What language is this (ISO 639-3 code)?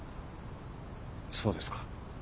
jpn